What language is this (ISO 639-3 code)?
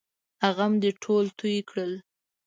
pus